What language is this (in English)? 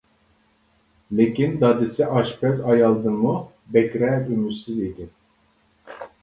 Uyghur